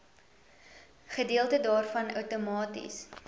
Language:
Afrikaans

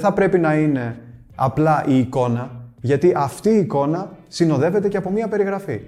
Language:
Greek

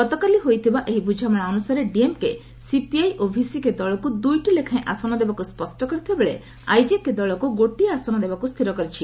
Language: Odia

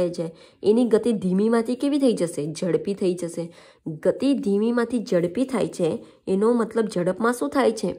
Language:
Hindi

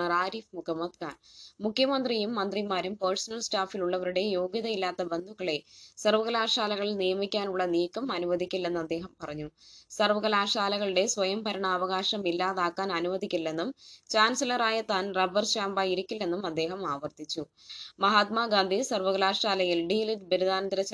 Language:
Malayalam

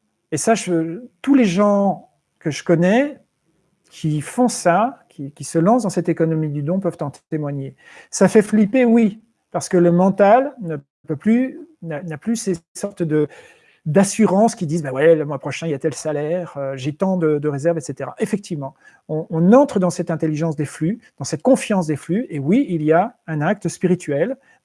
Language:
French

